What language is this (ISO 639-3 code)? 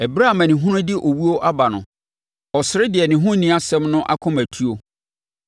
aka